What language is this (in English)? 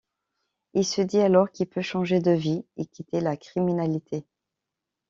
French